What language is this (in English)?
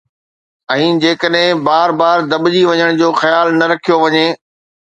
Sindhi